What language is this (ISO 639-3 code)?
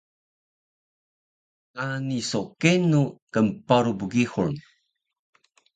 trv